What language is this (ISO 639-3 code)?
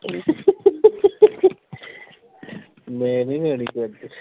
pan